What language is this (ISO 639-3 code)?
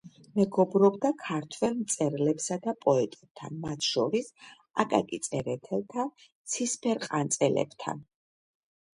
kat